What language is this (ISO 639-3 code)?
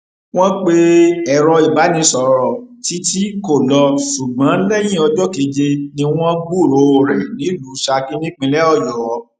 yor